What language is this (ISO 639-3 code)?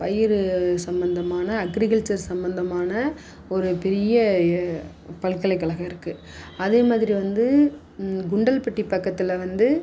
tam